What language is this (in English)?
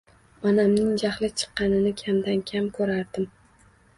Uzbek